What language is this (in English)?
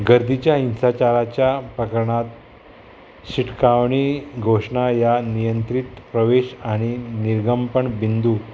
Konkani